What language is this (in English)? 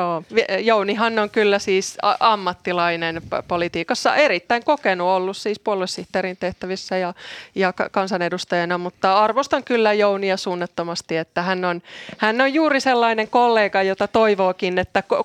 Finnish